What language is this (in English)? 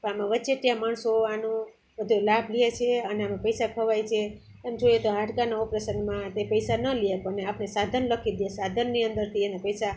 Gujarati